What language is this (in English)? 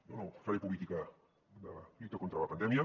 Catalan